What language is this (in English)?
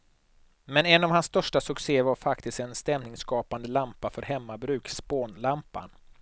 Swedish